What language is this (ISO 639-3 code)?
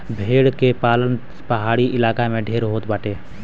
bho